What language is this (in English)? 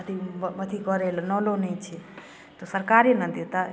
Maithili